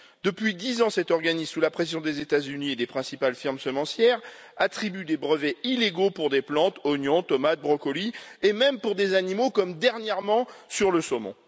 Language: French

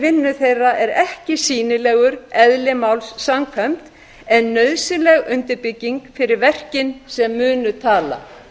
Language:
Icelandic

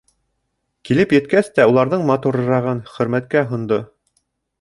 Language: Bashkir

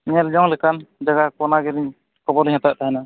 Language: Santali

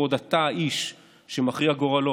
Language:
Hebrew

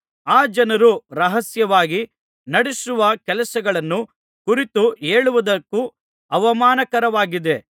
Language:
Kannada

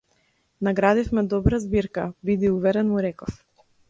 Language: Macedonian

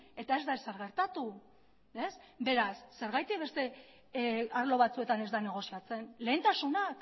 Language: Basque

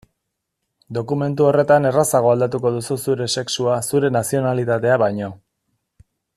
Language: Basque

